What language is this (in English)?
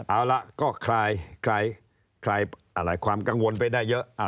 Thai